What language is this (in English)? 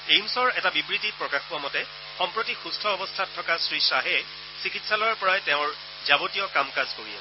Assamese